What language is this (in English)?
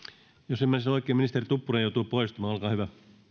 Finnish